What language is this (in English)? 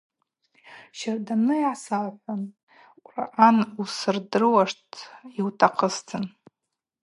Abaza